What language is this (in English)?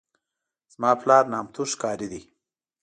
Pashto